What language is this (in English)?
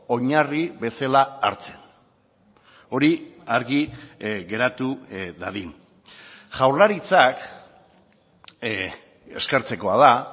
Basque